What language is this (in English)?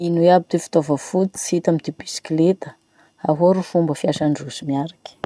Masikoro Malagasy